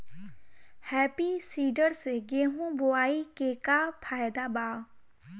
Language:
Bhojpuri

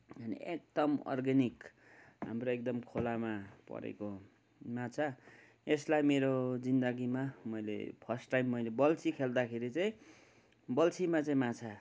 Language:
Nepali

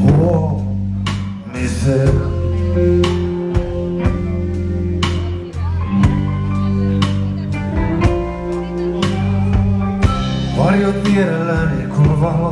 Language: Finnish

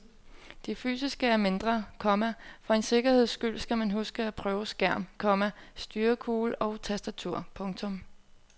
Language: Danish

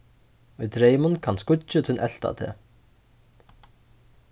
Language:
Faroese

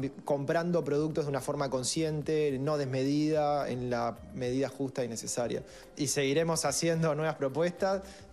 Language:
Spanish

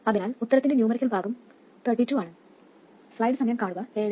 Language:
Malayalam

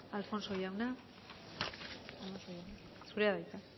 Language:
Basque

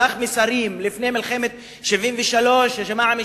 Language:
Hebrew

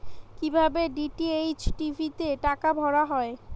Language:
Bangla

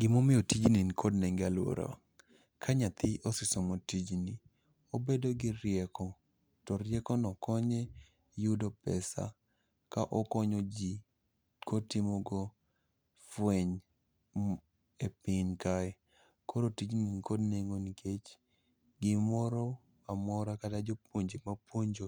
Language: Luo (Kenya and Tanzania)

